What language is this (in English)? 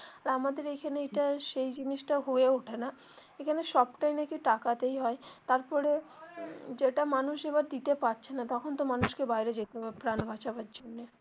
Bangla